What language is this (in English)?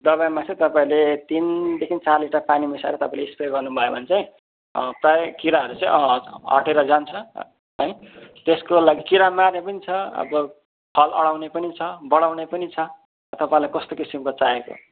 Nepali